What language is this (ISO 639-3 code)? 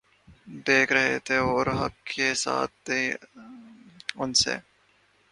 urd